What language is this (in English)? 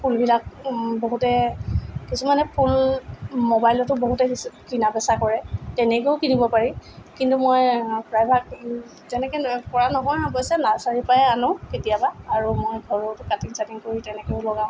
Assamese